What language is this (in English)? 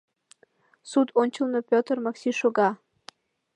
Mari